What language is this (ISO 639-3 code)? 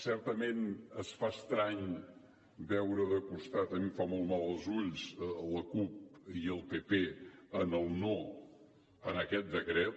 cat